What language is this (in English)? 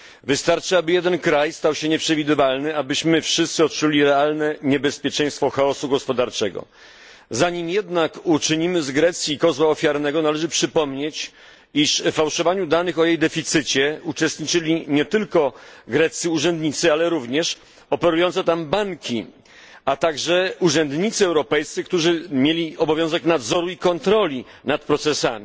Polish